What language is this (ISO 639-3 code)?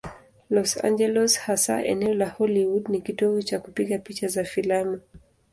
swa